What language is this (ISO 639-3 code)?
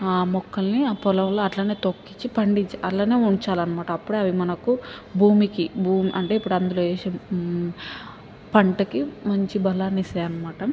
tel